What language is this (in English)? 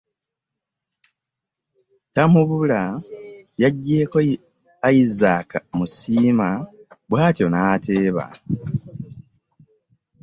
Ganda